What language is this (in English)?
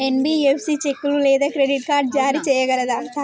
Telugu